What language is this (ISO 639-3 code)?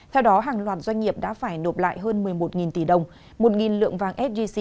vie